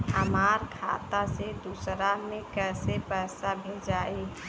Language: Bhojpuri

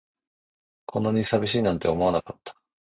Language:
Japanese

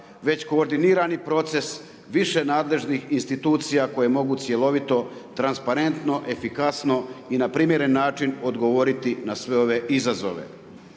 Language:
Croatian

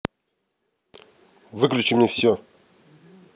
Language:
Russian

